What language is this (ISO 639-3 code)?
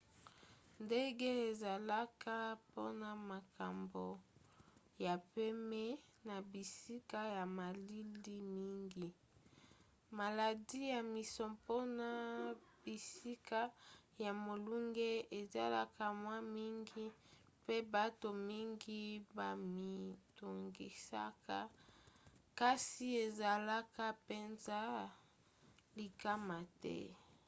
lin